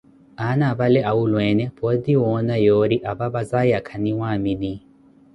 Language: Koti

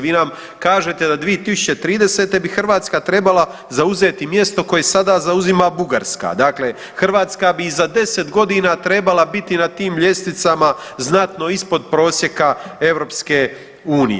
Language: Croatian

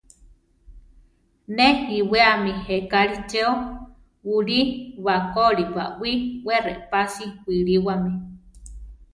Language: Central Tarahumara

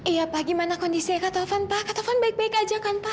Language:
Indonesian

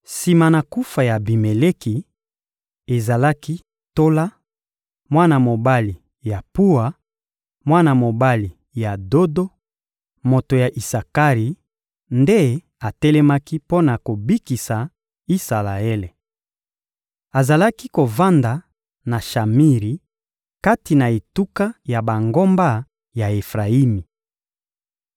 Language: Lingala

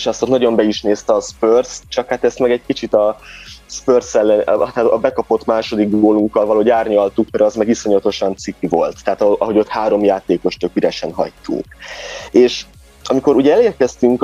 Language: Hungarian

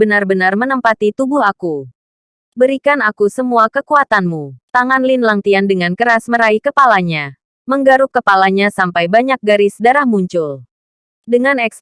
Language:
Indonesian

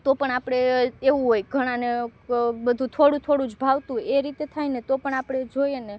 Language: Gujarati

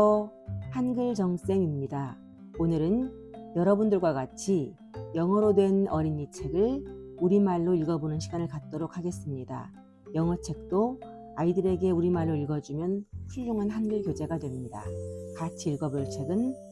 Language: Korean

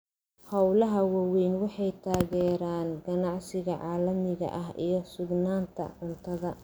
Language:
Somali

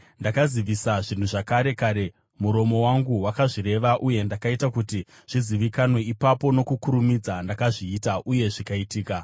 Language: Shona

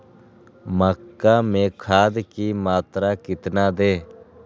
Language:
Magahi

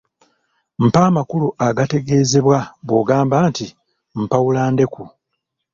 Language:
Ganda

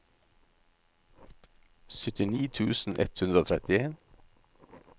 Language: Norwegian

